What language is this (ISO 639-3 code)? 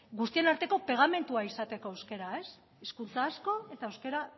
eus